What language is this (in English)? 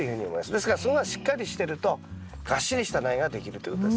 Japanese